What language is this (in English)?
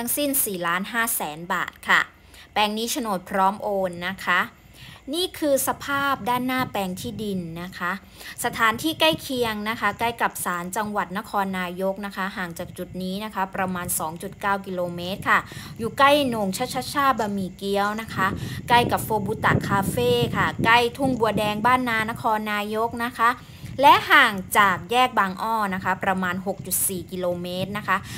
Thai